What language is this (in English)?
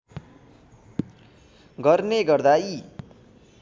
Nepali